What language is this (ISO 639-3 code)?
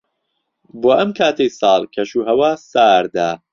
ckb